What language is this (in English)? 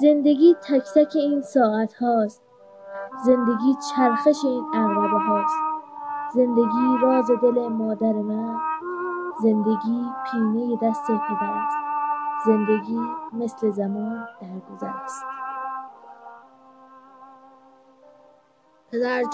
Persian